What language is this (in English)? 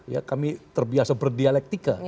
Indonesian